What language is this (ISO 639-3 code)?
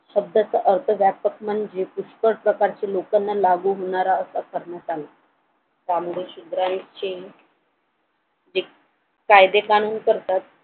mar